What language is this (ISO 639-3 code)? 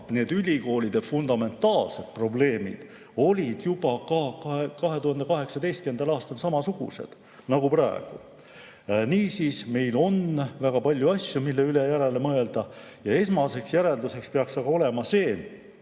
est